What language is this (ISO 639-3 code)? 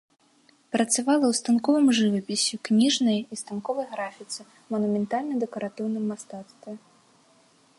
bel